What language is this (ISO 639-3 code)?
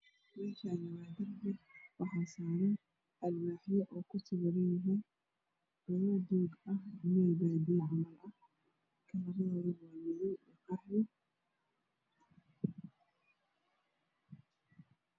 som